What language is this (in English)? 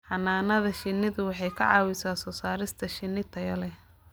Somali